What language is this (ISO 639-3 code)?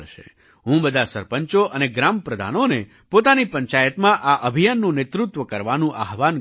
guj